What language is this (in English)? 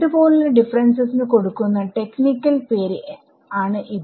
Malayalam